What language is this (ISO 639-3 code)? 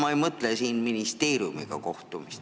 est